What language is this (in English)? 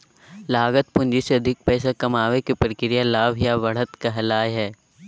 Magahi